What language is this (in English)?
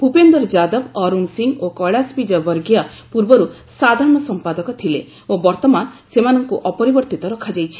Odia